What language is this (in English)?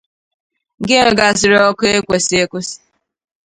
Igbo